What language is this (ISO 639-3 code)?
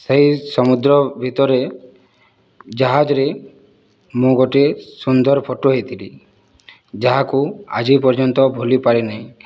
ori